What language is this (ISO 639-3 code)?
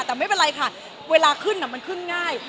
tha